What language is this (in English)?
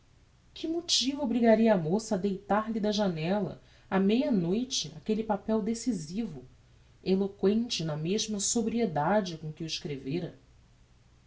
Portuguese